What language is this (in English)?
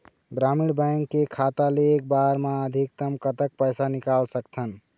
Chhattisgarhi